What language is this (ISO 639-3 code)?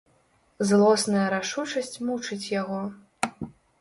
bel